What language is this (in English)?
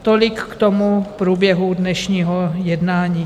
Czech